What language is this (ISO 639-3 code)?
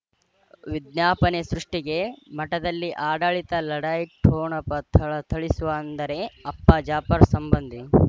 kan